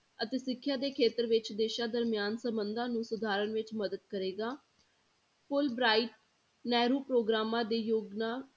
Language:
Punjabi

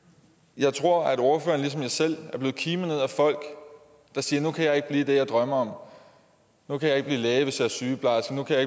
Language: Danish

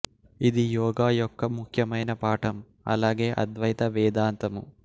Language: Telugu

